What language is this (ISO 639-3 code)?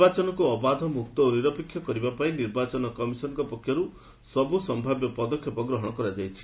ori